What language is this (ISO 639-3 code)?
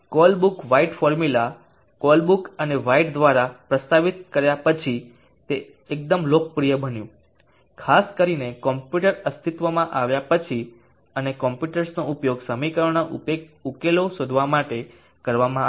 guj